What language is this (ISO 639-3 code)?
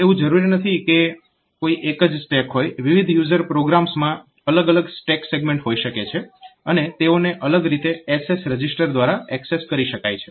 guj